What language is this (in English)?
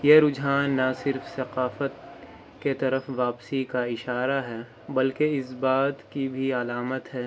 Urdu